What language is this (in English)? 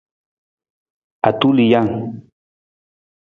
Nawdm